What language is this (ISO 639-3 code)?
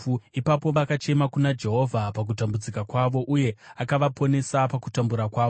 sna